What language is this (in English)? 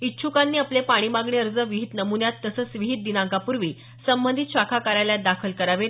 Marathi